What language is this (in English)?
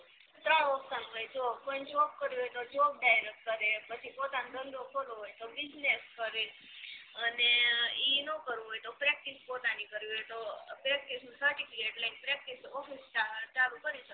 Gujarati